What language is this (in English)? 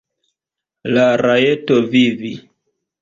Esperanto